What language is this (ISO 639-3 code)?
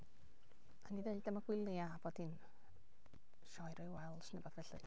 cym